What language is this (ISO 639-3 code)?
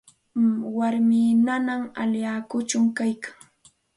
qxt